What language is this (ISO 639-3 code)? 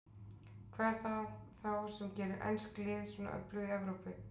isl